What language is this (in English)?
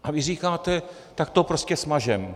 Czech